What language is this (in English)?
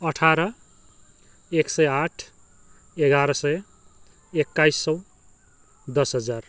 Nepali